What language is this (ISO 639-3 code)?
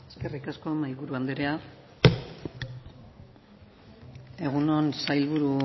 eus